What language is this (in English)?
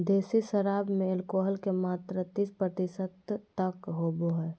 Magahi